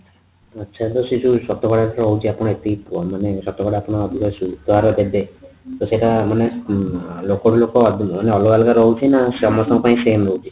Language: Odia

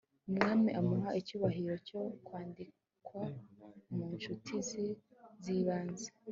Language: Kinyarwanda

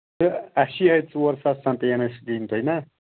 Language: Kashmiri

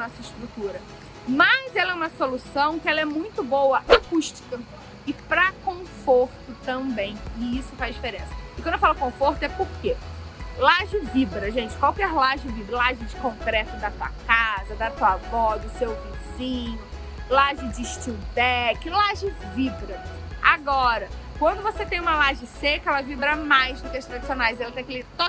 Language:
Portuguese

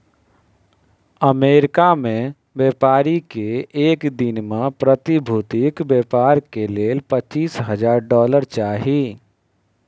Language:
Maithili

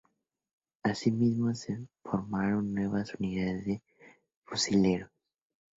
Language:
Spanish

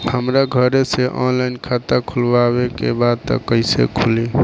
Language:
Bhojpuri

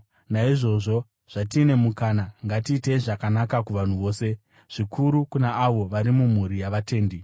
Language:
Shona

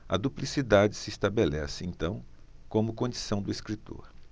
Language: Portuguese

